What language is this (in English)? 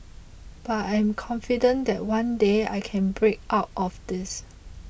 English